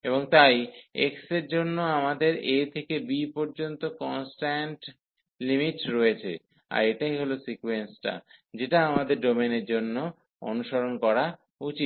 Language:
Bangla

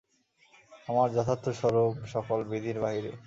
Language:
Bangla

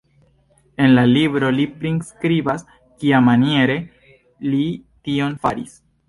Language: Esperanto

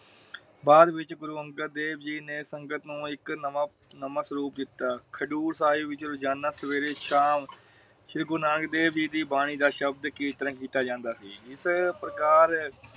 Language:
Punjabi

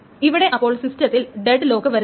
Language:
Malayalam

